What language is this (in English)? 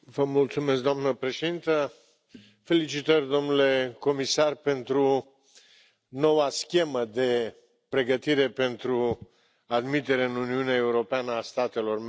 Romanian